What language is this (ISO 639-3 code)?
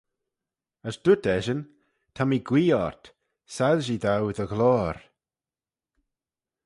glv